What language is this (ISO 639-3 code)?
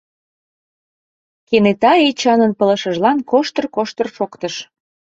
chm